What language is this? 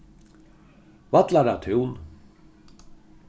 Faroese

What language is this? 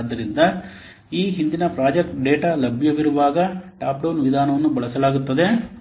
Kannada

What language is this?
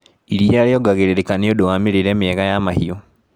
Kikuyu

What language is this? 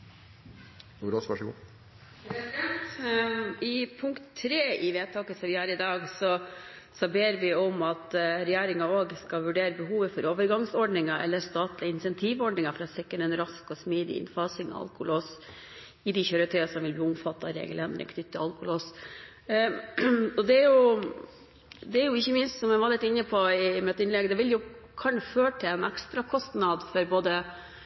Norwegian Nynorsk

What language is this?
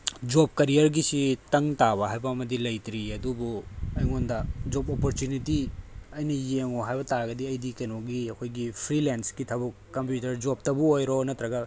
Manipuri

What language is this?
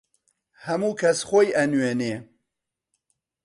Central Kurdish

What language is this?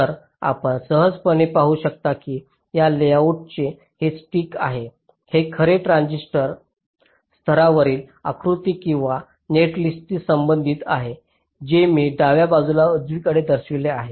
Marathi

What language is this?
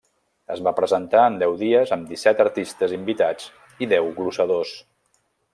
Catalan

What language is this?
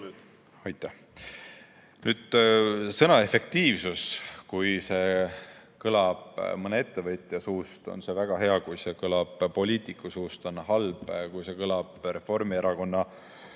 Estonian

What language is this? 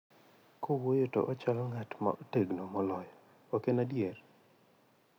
Luo (Kenya and Tanzania)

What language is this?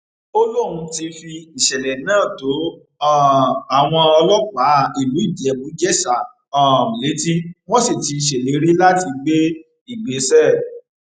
Yoruba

